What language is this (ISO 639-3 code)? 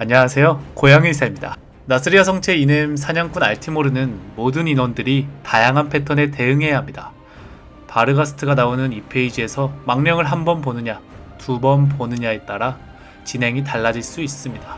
kor